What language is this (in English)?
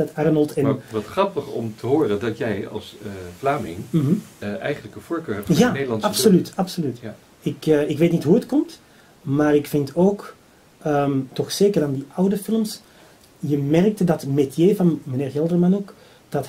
Dutch